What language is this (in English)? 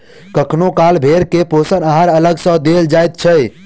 Maithili